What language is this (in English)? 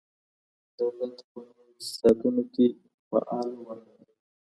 Pashto